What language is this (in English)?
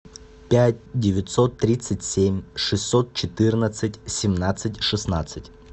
Russian